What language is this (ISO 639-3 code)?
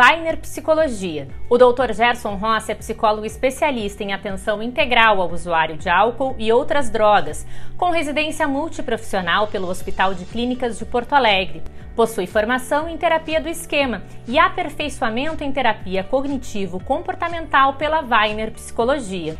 por